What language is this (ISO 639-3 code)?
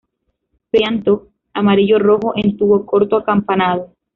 spa